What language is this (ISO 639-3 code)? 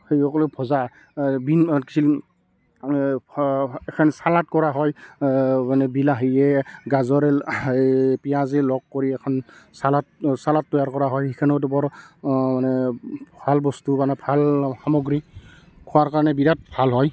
asm